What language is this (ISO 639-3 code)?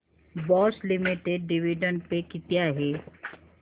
mar